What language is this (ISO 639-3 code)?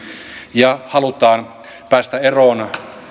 fin